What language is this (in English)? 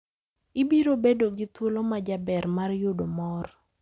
Luo (Kenya and Tanzania)